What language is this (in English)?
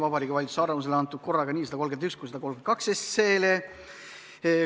Estonian